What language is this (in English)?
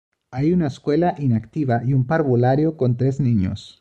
Spanish